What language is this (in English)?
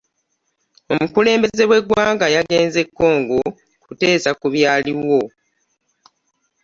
Ganda